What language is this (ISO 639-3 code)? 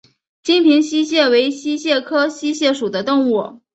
zho